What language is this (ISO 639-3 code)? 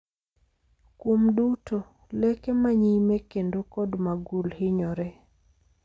luo